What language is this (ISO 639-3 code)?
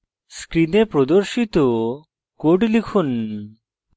ben